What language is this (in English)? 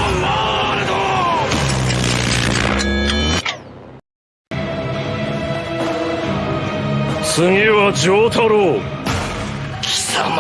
Japanese